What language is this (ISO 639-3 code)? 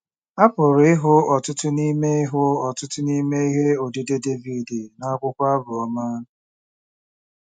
ibo